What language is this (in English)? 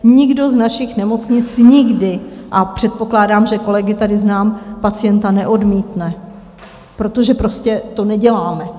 Czech